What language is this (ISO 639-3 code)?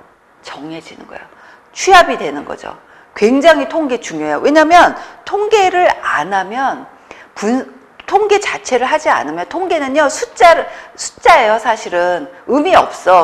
kor